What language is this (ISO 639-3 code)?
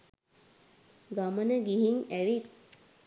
sin